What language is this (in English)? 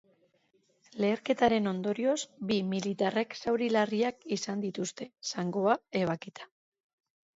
Basque